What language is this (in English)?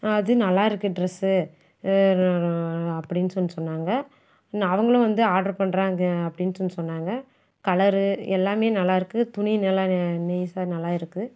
Tamil